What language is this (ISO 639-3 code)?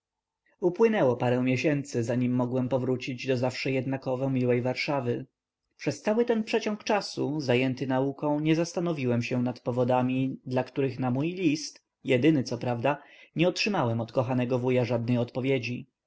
pol